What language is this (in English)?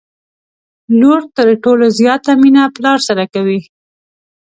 Pashto